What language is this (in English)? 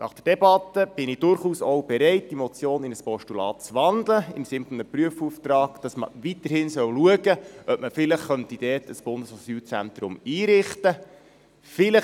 Swiss German